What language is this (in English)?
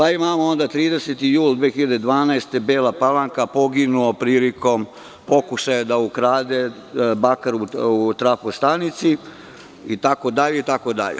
Serbian